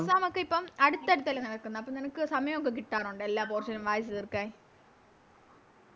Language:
Malayalam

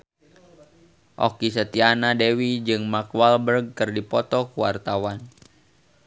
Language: Sundanese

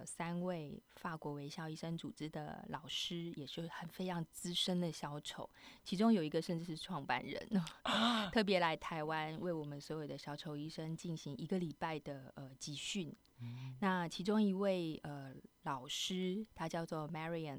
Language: Chinese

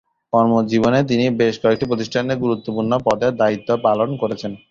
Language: Bangla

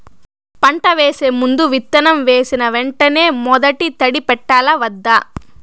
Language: Telugu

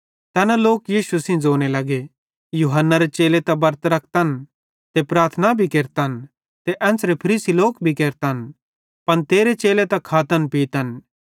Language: Bhadrawahi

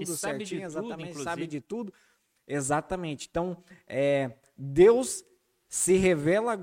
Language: Portuguese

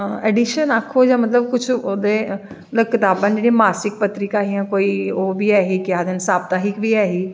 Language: Dogri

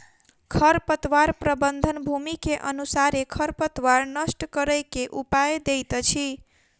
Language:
Maithili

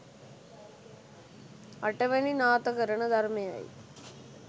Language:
Sinhala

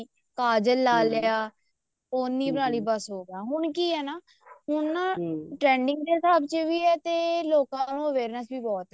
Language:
Punjabi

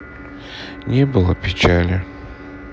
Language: Russian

